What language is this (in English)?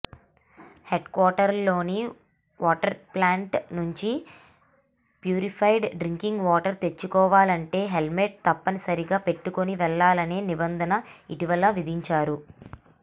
Telugu